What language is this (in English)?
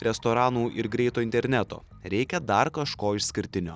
Lithuanian